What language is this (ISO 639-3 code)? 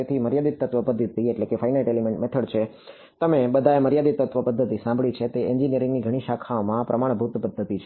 guj